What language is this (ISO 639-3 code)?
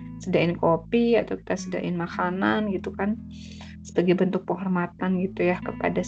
ind